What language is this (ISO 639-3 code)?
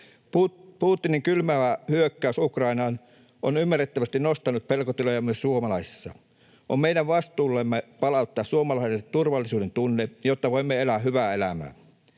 fin